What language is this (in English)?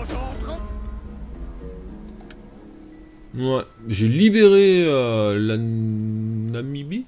French